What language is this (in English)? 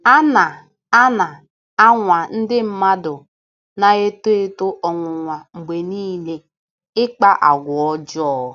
Igbo